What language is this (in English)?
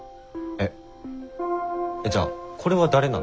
Japanese